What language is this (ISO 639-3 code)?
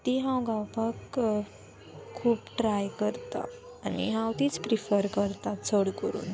kok